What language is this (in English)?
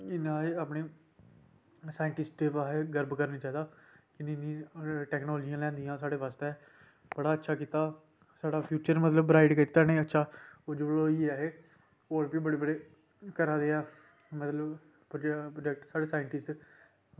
Dogri